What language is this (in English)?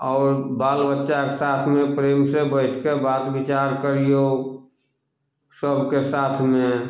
Maithili